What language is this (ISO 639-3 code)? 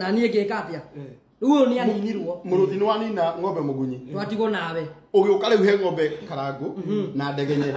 ita